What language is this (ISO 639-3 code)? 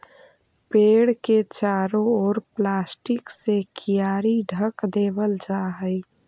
mag